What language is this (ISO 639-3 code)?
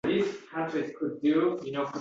uzb